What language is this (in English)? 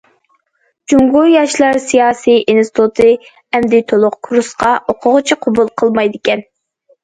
Uyghur